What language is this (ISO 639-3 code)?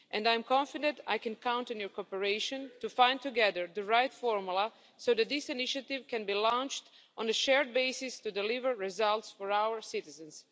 eng